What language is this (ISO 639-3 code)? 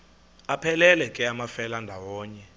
xho